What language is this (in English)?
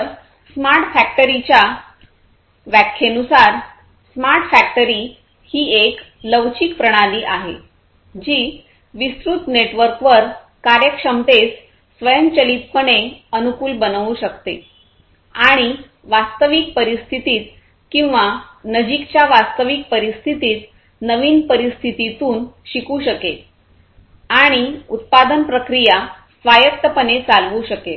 Marathi